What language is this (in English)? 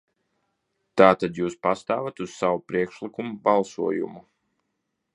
Latvian